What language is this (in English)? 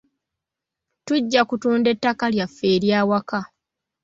Ganda